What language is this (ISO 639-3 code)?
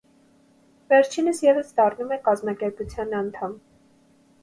hye